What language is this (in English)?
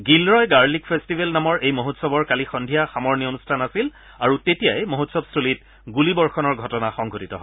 Assamese